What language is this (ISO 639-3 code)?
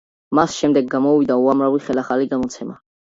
kat